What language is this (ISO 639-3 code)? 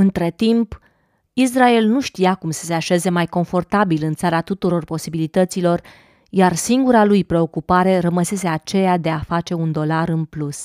ron